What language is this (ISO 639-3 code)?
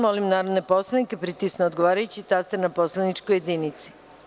srp